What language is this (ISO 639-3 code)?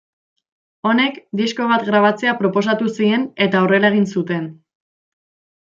eus